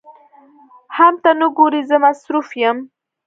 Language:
Pashto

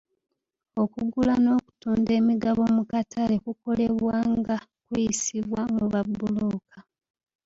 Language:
Ganda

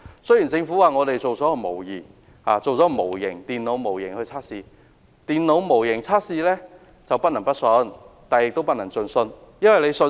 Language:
Cantonese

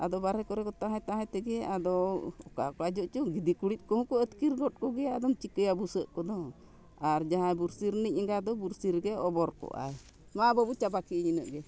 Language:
Santali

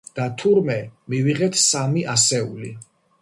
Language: Georgian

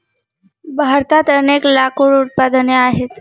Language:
Marathi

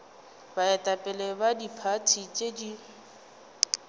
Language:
Northern Sotho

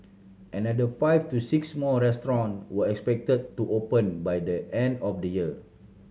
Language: English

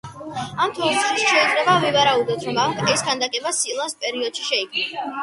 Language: Georgian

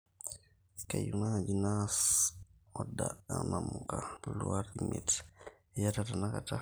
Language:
Masai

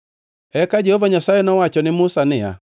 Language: Luo (Kenya and Tanzania)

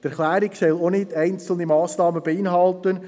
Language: Swiss German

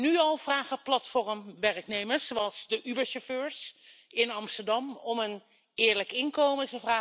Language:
Dutch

